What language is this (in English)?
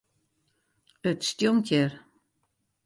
Western Frisian